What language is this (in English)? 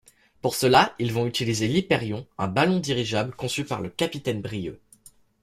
French